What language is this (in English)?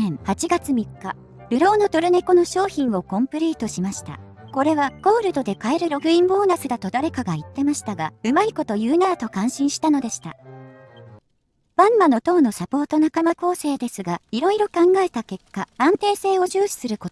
Japanese